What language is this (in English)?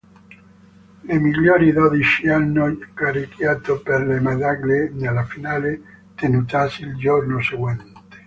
Italian